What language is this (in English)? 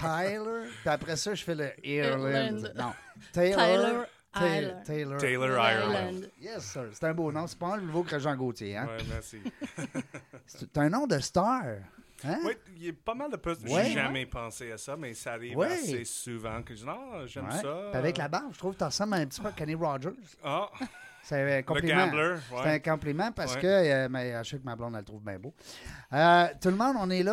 French